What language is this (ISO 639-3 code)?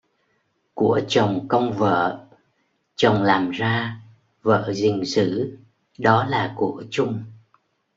vie